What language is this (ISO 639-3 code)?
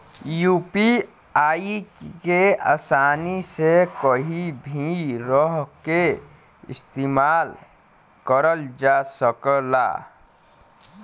bho